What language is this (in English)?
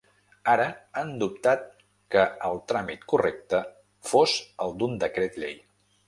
Catalan